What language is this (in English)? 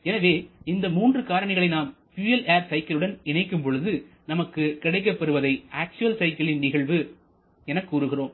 Tamil